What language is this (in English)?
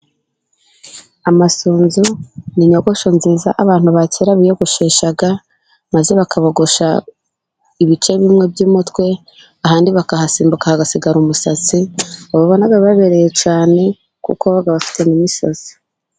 Kinyarwanda